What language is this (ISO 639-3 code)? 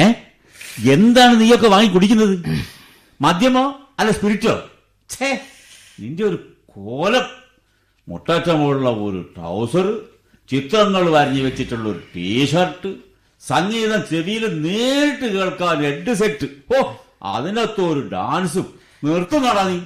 mal